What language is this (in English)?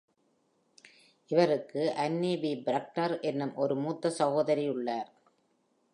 Tamil